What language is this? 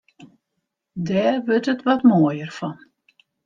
Western Frisian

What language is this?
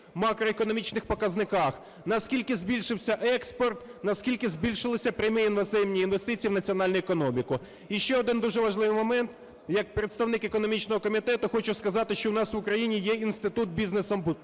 Ukrainian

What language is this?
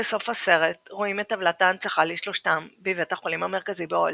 Hebrew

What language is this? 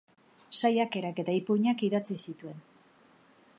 Basque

